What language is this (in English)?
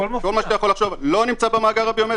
Hebrew